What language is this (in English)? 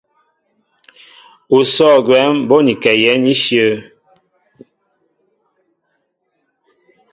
Mbo (Cameroon)